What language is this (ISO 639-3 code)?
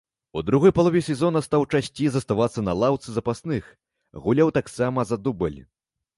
bel